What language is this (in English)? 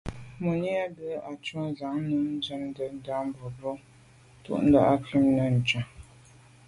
Medumba